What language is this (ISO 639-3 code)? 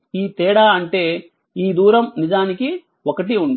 tel